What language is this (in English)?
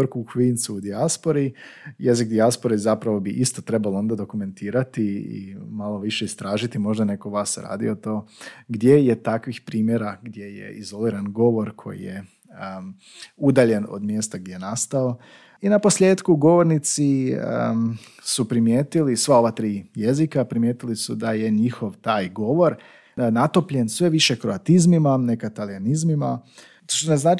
Croatian